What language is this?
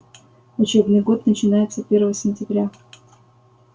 Russian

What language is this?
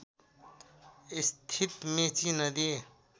Nepali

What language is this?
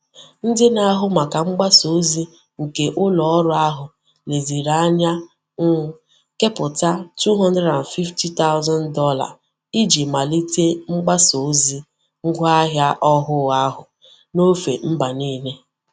Igbo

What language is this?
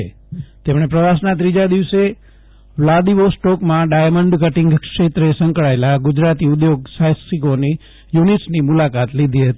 Gujarati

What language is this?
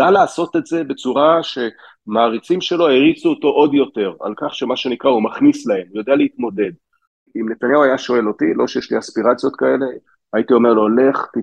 Hebrew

